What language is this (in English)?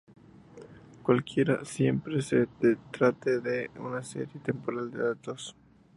Spanish